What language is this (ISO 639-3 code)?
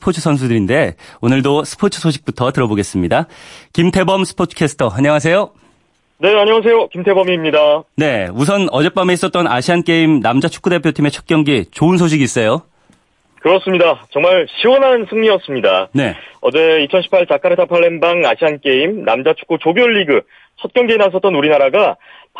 kor